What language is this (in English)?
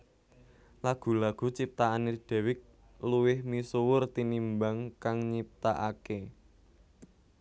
Javanese